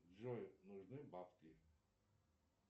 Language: Russian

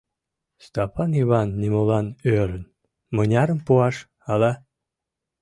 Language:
Mari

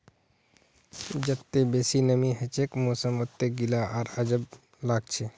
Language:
Magahi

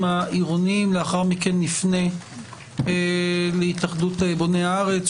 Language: Hebrew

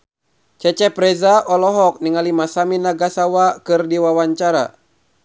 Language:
Sundanese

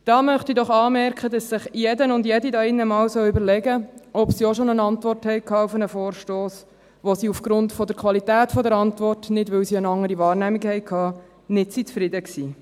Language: Swiss German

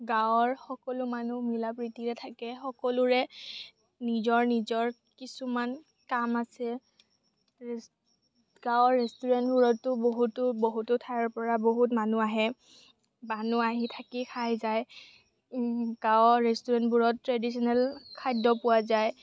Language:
Assamese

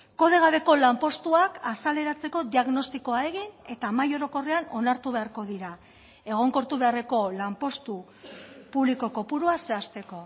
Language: Basque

